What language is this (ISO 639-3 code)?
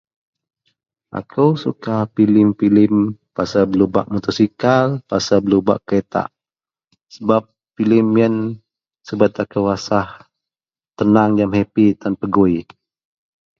mel